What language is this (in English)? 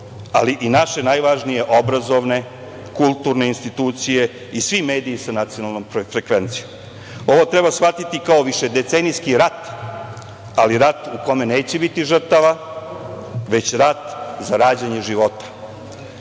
Serbian